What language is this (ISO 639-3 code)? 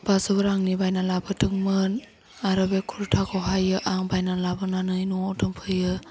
brx